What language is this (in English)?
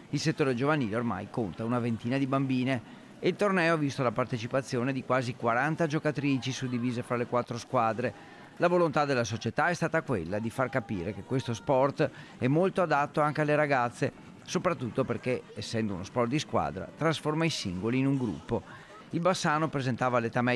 Italian